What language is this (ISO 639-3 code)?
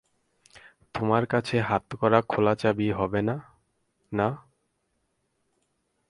ben